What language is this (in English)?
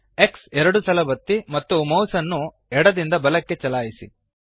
Kannada